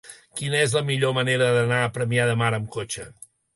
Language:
Catalan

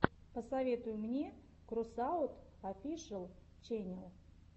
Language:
Russian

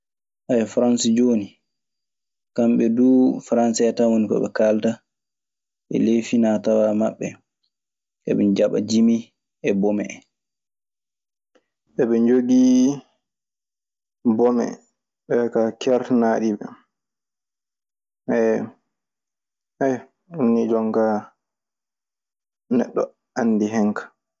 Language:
Maasina Fulfulde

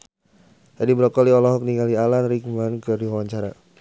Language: Sundanese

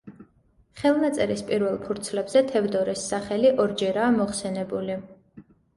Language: Georgian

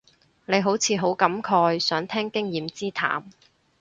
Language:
Cantonese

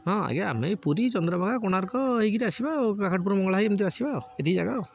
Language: Odia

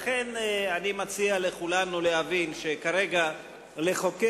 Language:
Hebrew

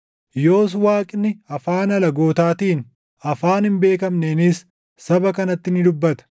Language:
Oromo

